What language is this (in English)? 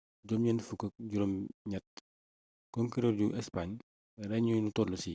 Wolof